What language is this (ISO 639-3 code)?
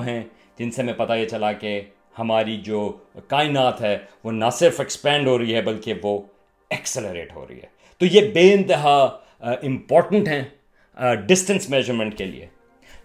urd